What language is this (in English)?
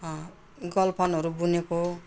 Nepali